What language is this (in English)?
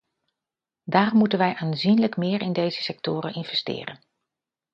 Dutch